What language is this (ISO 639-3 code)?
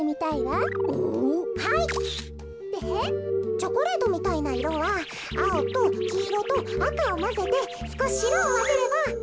jpn